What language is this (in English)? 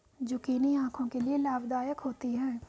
Hindi